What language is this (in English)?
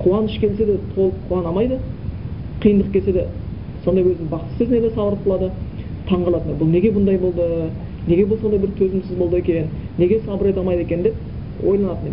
Bulgarian